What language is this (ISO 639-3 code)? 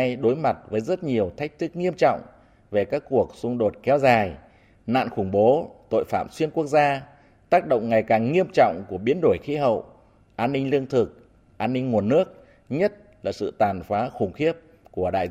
vie